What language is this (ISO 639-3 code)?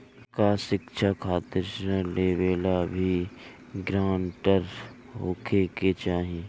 bho